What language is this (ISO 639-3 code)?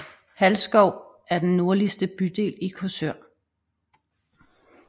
dan